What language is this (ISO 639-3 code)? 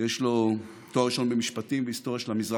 heb